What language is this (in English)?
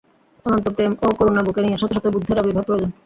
Bangla